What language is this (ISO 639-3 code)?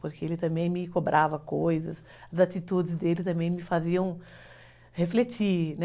por